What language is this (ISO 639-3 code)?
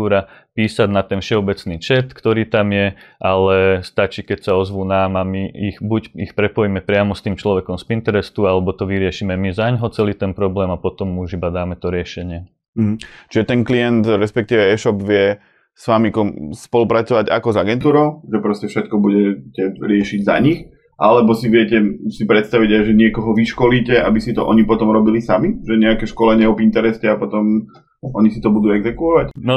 slk